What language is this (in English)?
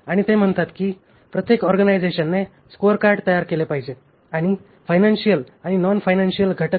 Marathi